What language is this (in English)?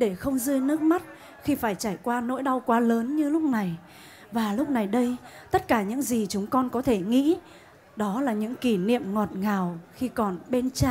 Vietnamese